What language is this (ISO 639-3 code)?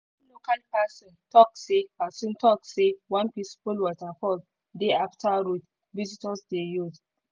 pcm